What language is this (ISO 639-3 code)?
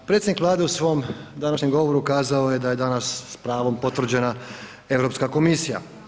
hrv